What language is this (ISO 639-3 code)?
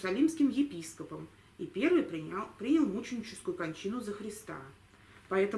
rus